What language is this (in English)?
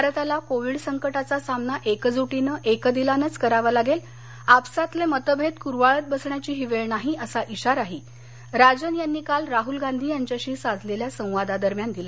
Marathi